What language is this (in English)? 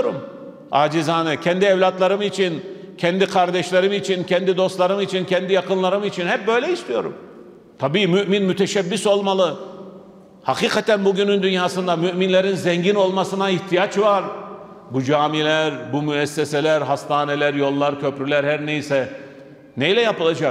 Turkish